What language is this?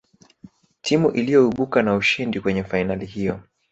Swahili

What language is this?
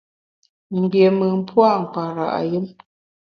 Bamun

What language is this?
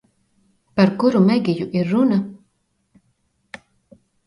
Latvian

